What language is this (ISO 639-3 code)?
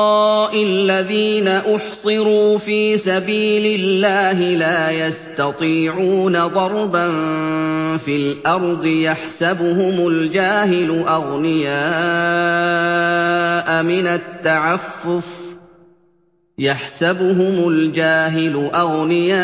ara